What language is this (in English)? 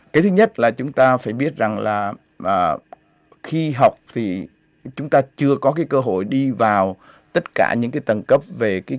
Vietnamese